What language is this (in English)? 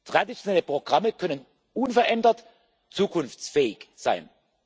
German